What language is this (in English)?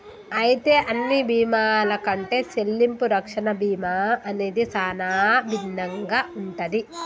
Telugu